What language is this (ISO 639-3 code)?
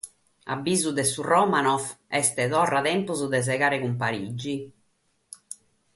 srd